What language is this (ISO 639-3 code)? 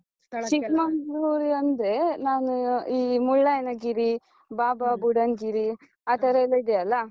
kan